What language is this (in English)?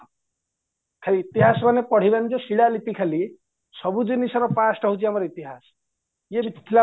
Odia